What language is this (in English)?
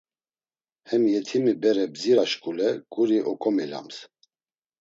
Laz